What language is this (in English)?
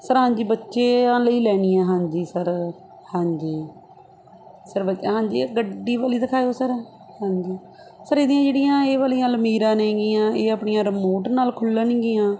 Punjabi